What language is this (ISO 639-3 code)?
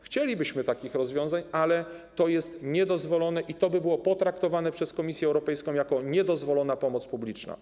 pol